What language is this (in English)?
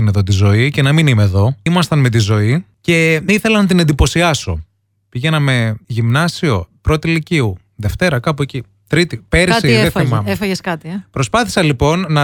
Greek